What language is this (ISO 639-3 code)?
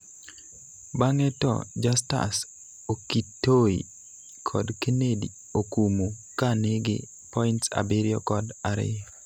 luo